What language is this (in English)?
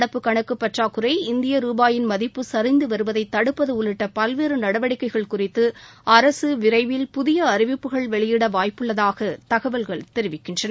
Tamil